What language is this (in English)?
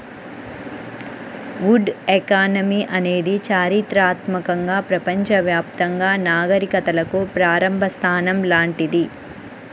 Telugu